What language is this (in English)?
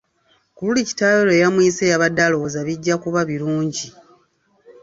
Ganda